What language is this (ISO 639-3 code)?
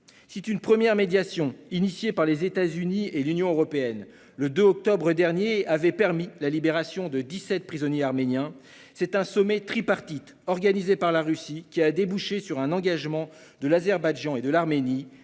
fra